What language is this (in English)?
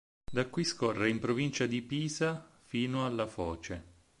Italian